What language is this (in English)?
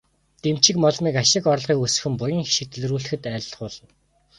Mongolian